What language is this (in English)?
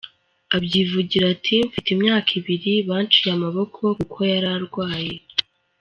Kinyarwanda